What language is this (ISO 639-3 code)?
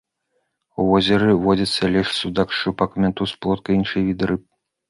bel